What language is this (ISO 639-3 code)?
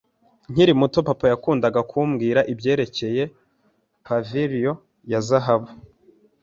kin